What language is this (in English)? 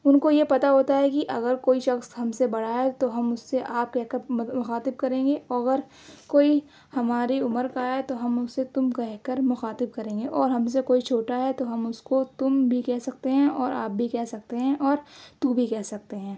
Urdu